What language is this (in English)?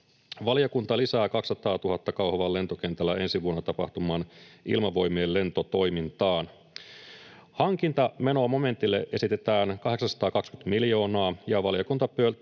Finnish